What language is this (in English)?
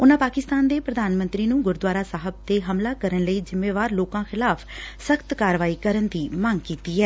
Punjabi